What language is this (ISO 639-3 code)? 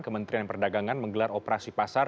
ind